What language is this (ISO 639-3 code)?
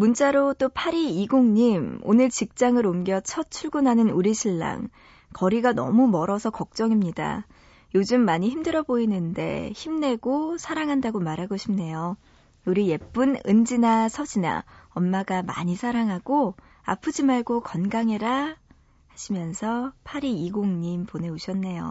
kor